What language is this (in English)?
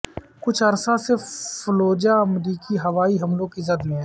Urdu